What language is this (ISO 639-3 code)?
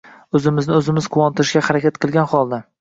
uzb